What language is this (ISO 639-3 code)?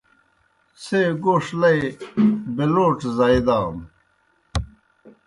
plk